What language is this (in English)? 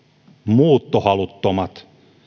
Finnish